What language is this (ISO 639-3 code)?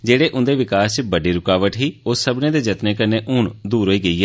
doi